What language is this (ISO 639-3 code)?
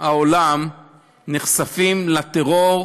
heb